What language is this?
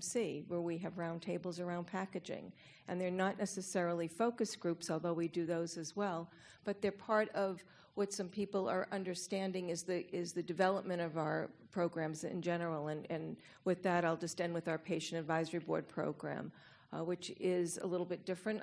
English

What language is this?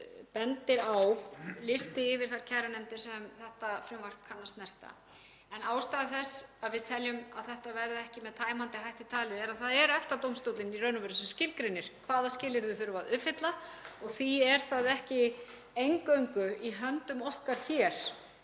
Icelandic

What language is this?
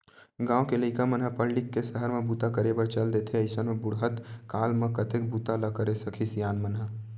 Chhattisgarhi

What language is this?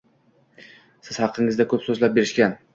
Uzbek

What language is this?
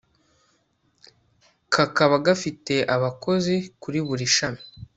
Kinyarwanda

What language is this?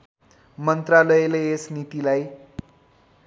Nepali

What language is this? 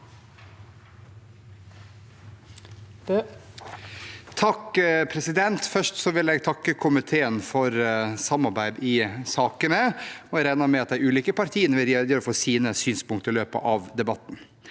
Norwegian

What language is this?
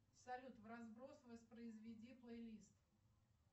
Russian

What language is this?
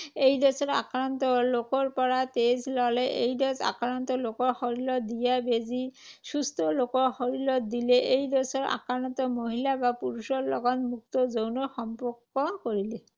Assamese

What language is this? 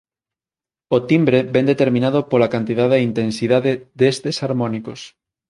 Galician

